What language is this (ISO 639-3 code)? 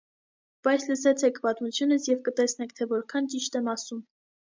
hye